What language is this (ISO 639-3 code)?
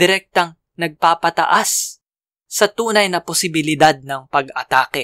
fil